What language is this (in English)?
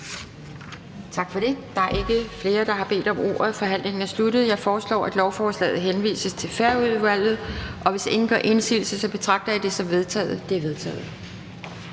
Danish